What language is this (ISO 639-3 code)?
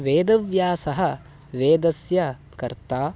san